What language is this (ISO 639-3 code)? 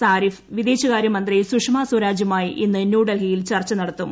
mal